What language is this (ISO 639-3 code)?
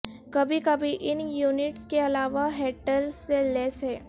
urd